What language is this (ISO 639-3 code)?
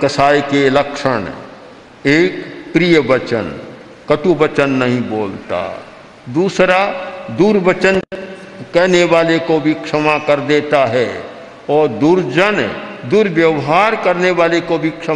hin